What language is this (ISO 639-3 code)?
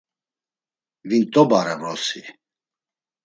lzz